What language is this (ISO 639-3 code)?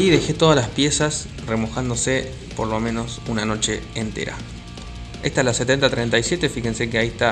spa